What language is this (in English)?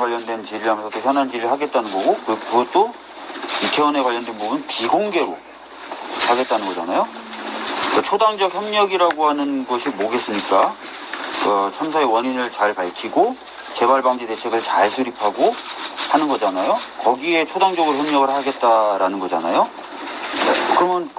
Korean